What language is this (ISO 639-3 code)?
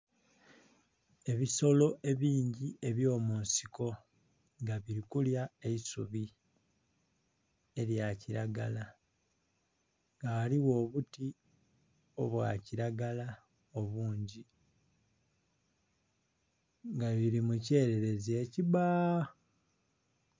xog